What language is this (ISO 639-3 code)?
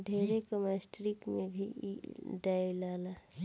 bho